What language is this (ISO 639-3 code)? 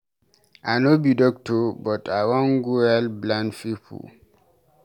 pcm